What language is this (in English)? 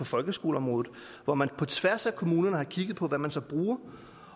Danish